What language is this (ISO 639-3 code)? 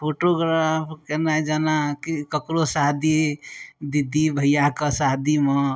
mai